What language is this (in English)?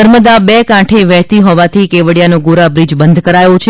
Gujarati